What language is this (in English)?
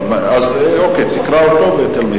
Hebrew